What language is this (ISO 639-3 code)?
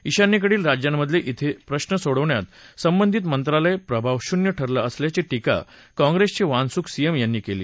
mar